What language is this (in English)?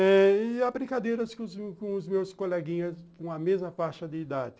Portuguese